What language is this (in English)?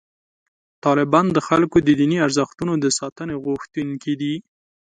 Pashto